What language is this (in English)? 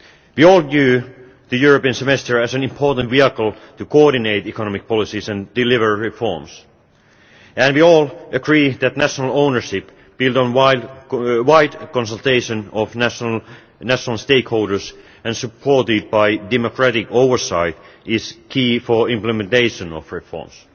English